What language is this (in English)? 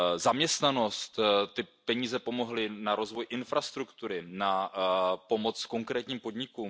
Czech